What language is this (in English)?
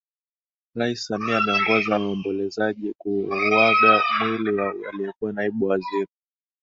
Swahili